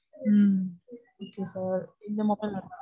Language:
Tamil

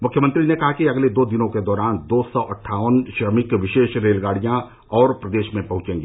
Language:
Hindi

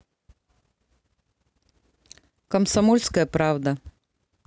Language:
Russian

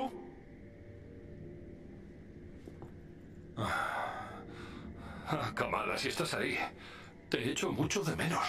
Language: Spanish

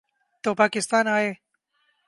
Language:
Urdu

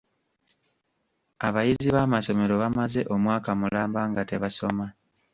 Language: Ganda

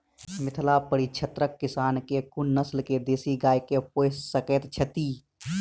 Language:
Maithili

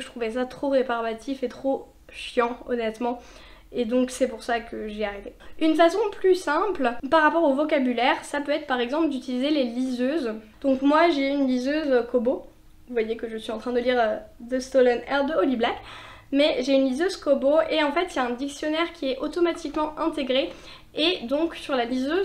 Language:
French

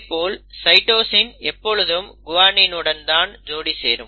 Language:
Tamil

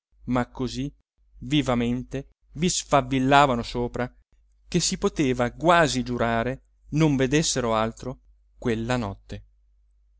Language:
Italian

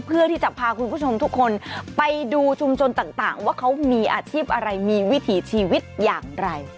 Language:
Thai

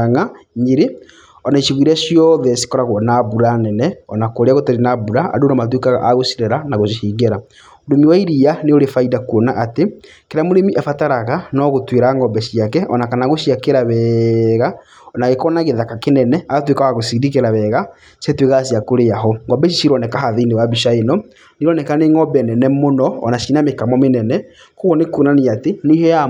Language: Kikuyu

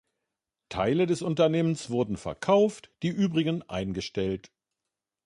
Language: German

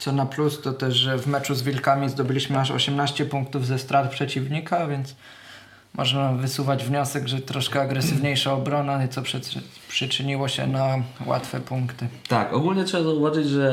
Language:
Polish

